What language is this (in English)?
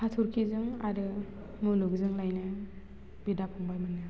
Bodo